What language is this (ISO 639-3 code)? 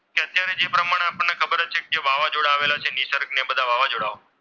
guj